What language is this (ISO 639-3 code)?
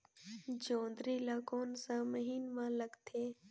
hne